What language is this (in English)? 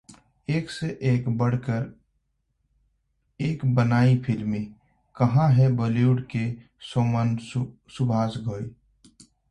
Hindi